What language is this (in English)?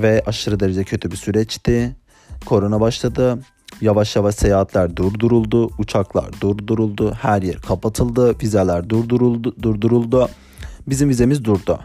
Turkish